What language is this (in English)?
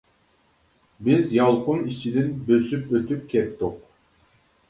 Uyghur